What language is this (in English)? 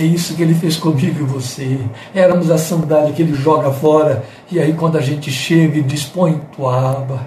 Portuguese